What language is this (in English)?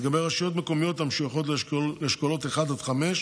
Hebrew